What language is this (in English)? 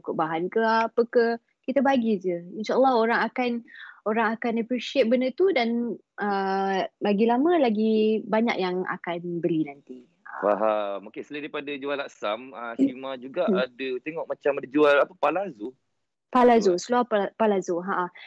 Malay